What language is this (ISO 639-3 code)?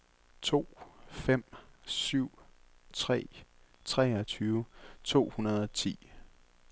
dan